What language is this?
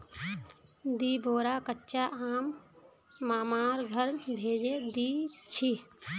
Magahi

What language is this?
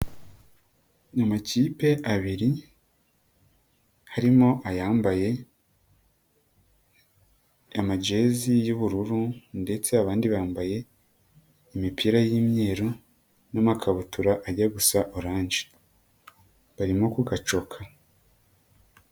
Kinyarwanda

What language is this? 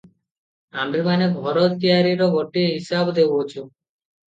Odia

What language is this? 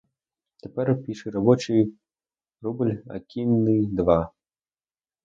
Ukrainian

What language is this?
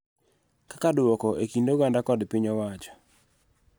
Luo (Kenya and Tanzania)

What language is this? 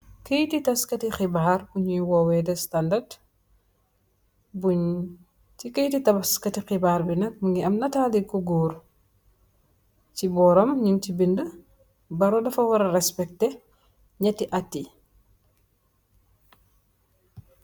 Wolof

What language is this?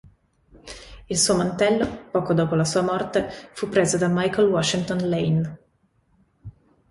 Italian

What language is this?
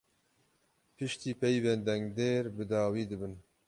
Kurdish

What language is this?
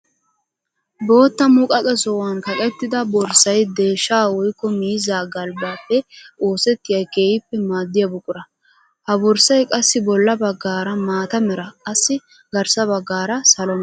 Wolaytta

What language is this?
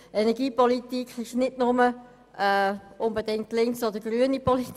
Swiss German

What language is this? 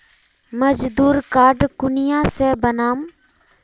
Magahi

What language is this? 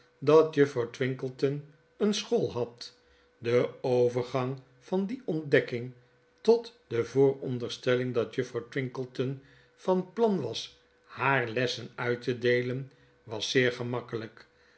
Dutch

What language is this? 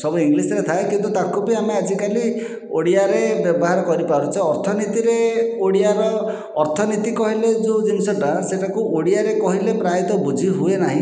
Odia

